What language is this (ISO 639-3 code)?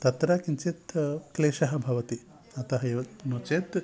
san